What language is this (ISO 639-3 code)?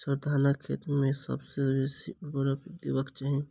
mai